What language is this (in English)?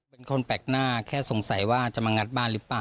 Thai